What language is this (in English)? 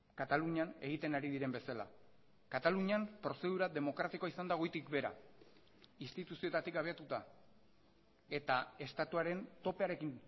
Basque